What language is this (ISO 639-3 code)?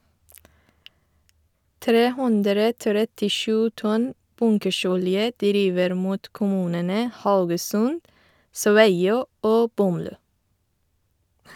nor